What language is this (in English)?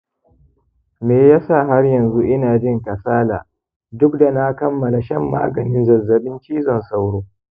Hausa